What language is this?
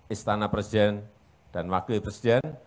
Indonesian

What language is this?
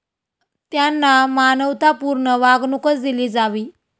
Marathi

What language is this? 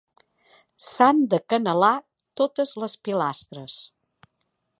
Catalan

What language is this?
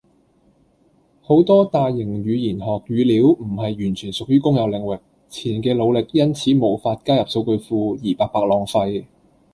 Cantonese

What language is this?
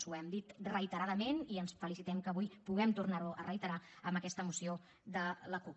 Catalan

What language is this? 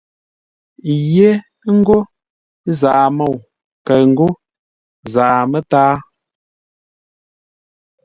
Ngombale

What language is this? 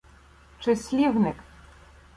Ukrainian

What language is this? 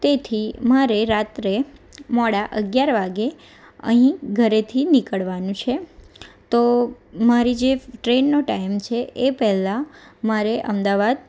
Gujarati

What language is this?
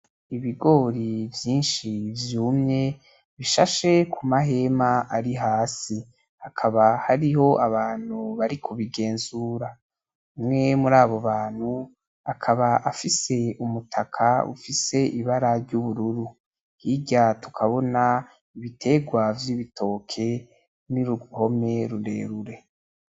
Rundi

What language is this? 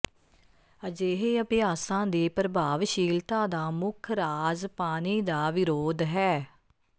Punjabi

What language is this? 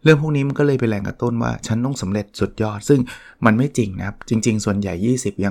Thai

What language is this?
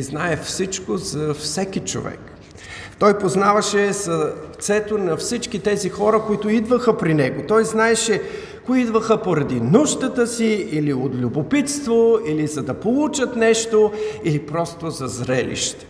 Bulgarian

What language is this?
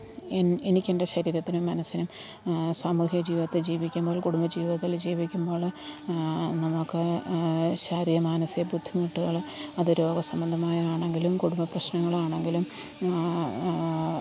Malayalam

